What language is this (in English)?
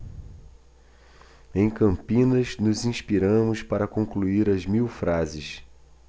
Portuguese